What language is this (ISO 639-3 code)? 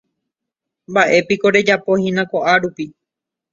grn